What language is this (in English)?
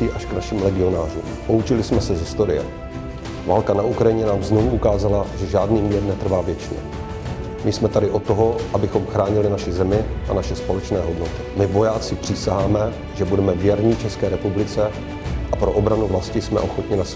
Czech